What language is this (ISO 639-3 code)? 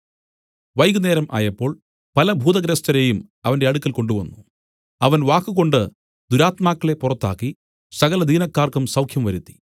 mal